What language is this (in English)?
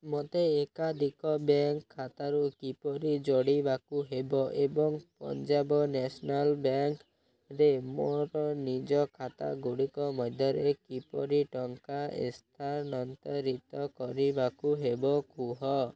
Odia